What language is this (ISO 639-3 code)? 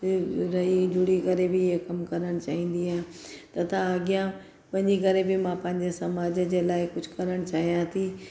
snd